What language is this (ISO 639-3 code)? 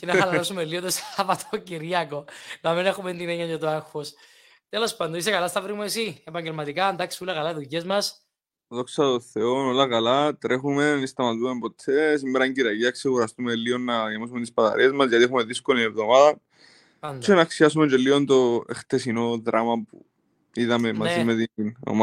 ell